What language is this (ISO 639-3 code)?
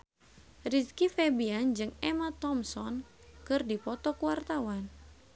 sun